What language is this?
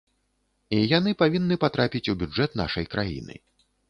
Belarusian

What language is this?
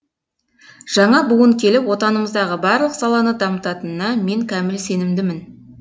Kazakh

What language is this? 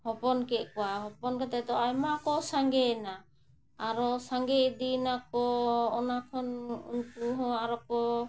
Santali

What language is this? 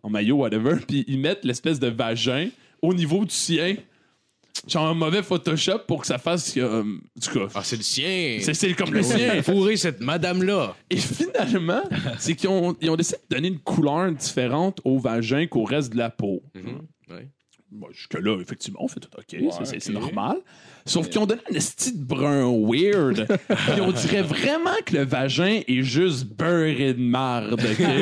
French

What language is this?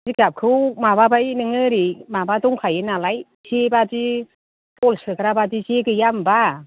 Bodo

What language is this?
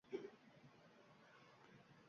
Uzbek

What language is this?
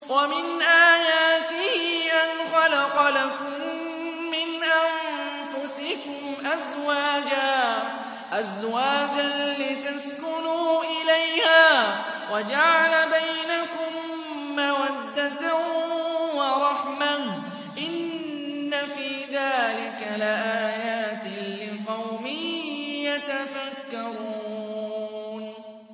Arabic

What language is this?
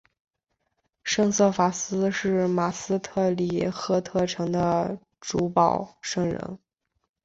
Chinese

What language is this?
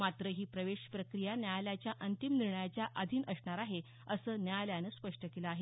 Marathi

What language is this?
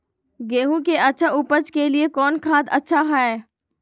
Magahi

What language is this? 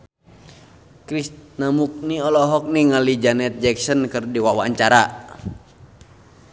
Sundanese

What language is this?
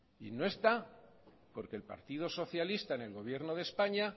Spanish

